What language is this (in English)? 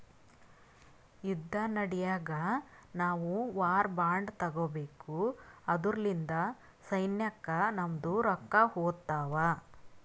Kannada